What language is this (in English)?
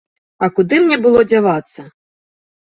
Belarusian